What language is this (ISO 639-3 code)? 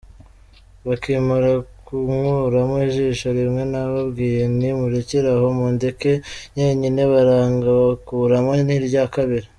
kin